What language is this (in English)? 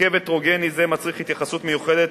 Hebrew